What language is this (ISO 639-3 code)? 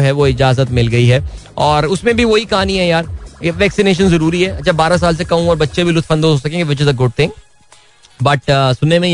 hin